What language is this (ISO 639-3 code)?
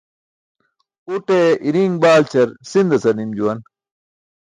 bsk